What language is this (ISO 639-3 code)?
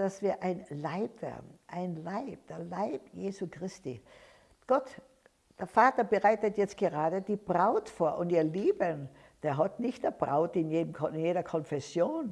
deu